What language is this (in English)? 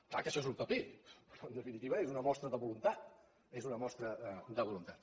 Catalan